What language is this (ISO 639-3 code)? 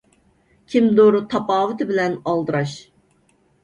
uig